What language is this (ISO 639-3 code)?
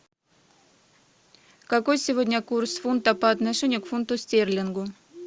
rus